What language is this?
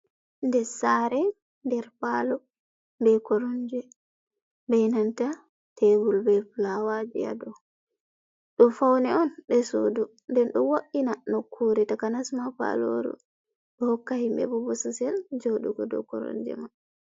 Fula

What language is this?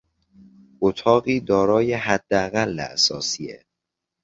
Persian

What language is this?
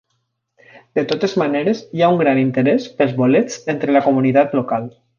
Catalan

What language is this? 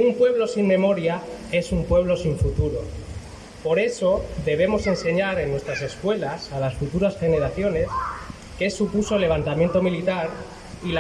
Spanish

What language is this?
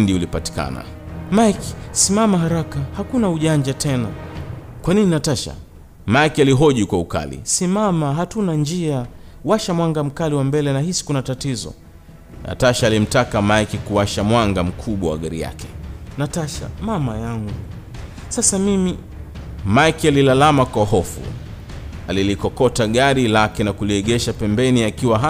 Swahili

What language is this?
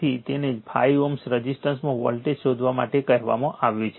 Gujarati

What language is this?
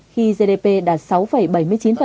Vietnamese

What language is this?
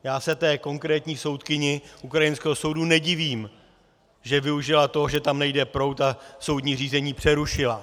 Czech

